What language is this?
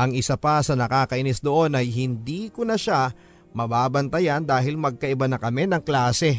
Filipino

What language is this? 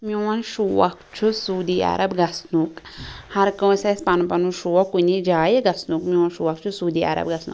Kashmiri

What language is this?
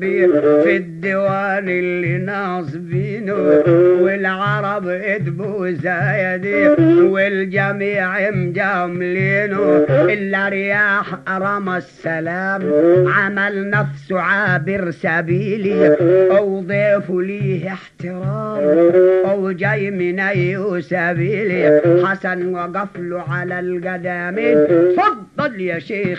Arabic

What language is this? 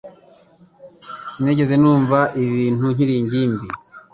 Kinyarwanda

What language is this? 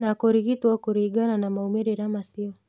Kikuyu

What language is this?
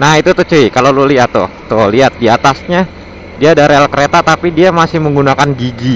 Indonesian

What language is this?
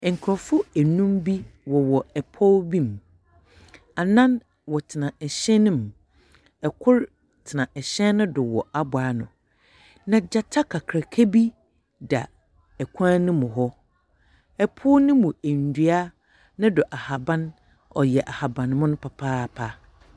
Akan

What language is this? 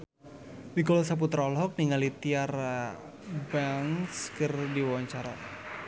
Sundanese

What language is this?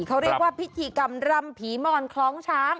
Thai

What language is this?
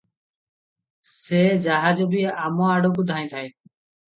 Odia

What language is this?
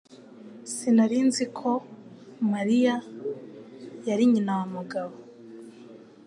Kinyarwanda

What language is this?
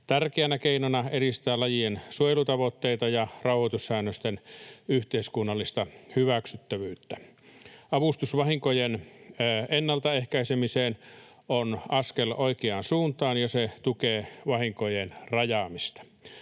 Finnish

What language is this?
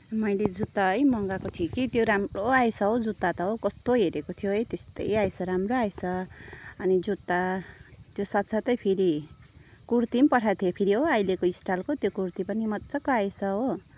Nepali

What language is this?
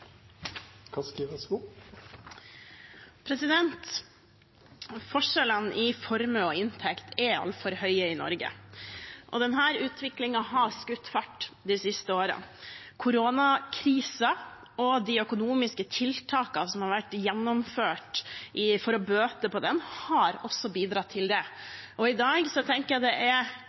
Norwegian Bokmål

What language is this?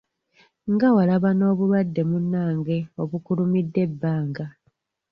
Ganda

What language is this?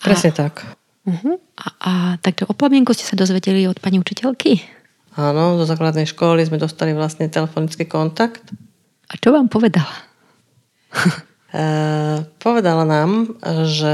Slovak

